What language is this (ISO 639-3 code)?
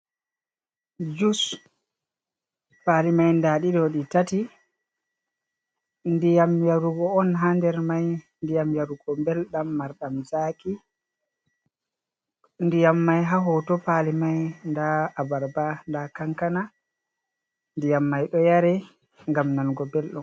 ful